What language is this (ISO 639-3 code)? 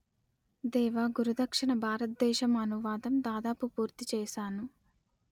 tel